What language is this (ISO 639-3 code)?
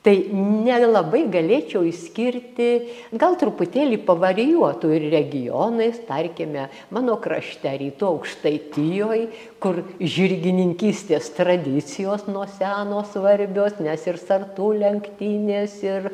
lit